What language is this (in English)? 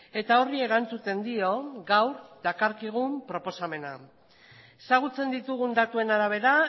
Basque